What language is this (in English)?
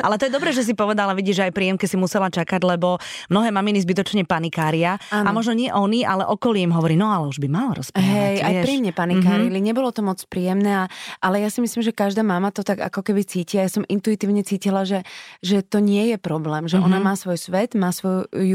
Slovak